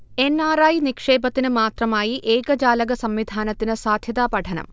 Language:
Malayalam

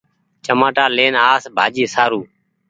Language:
Goaria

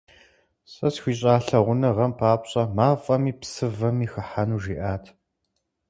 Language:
Kabardian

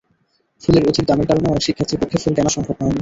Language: Bangla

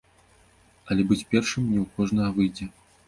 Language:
Belarusian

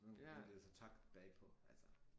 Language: Danish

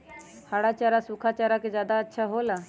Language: Magahi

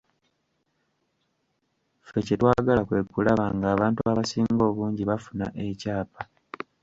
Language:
Ganda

